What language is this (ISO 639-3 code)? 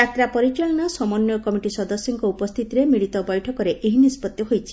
ori